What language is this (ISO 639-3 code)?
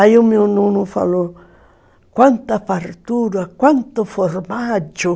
por